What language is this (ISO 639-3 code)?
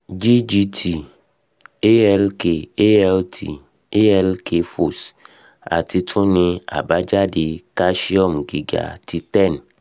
yor